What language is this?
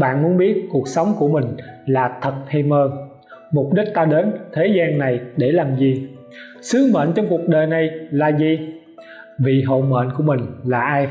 Vietnamese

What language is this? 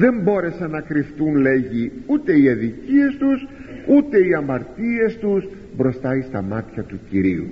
Greek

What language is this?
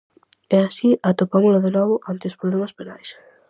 Galician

